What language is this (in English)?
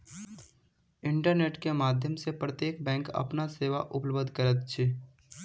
Maithili